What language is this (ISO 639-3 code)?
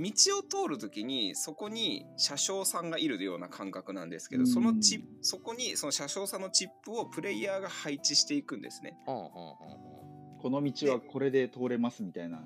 jpn